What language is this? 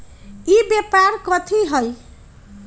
Magahi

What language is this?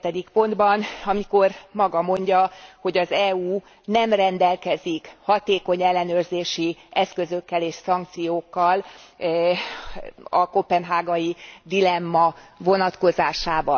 Hungarian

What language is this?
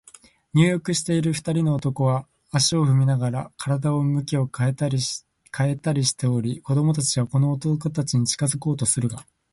Japanese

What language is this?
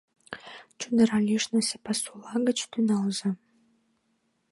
Mari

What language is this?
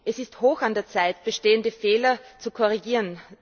German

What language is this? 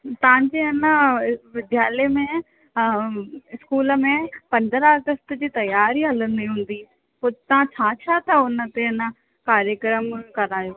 Sindhi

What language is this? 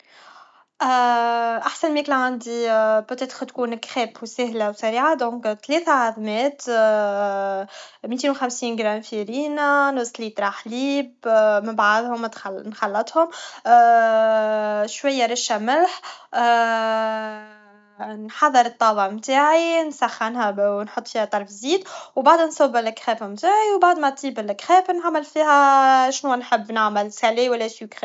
Tunisian Arabic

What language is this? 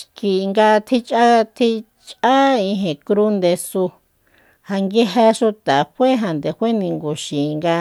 Soyaltepec Mazatec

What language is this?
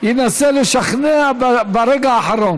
Hebrew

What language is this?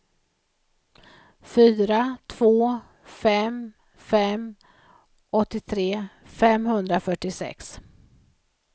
Swedish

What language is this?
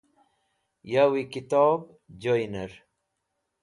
Wakhi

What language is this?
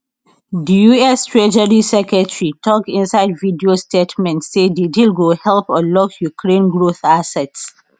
Nigerian Pidgin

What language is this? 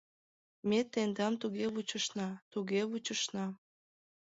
Mari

